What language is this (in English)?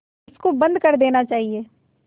Hindi